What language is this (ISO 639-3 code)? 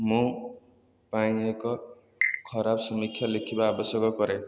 ori